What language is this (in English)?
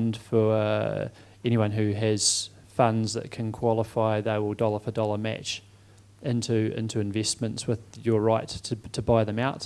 English